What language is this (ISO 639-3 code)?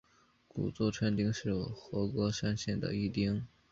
zho